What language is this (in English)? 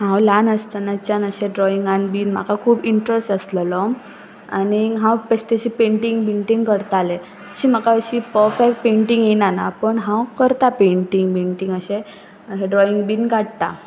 Konkani